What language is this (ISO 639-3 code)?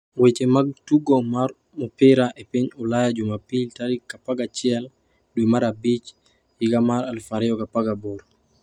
luo